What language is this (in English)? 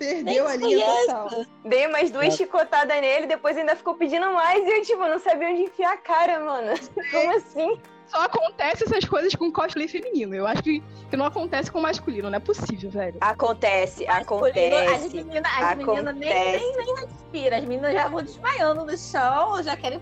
Portuguese